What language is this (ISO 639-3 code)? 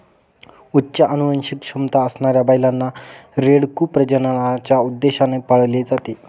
mar